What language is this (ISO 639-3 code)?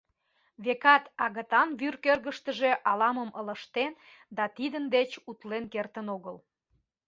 chm